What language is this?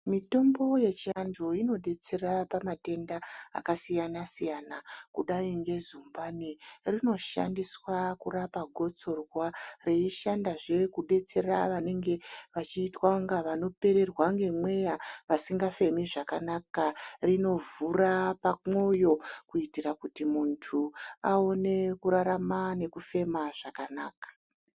Ndau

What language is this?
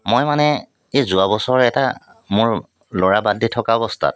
Assamese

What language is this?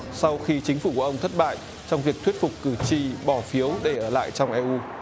Vietnamese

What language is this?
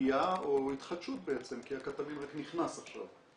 Hebrew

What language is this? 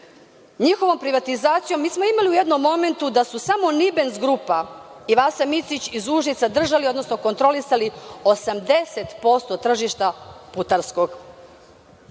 Serbian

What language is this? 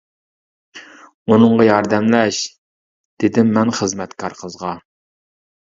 Uyghur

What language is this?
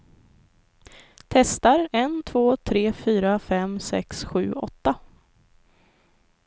Swedish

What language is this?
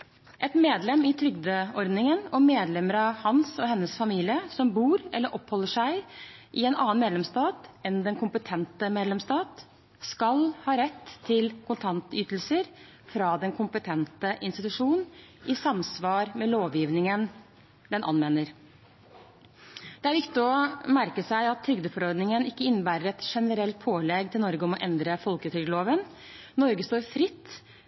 Norwegian Bokmål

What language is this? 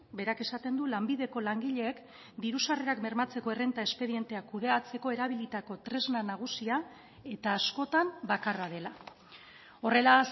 Basque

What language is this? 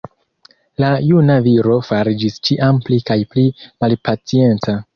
Esperanto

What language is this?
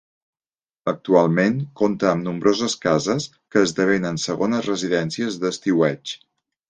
Catalan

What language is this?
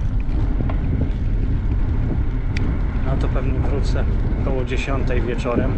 Polish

